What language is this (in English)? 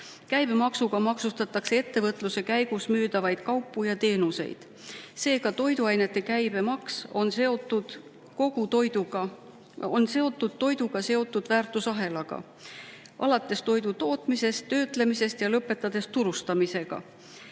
Estonian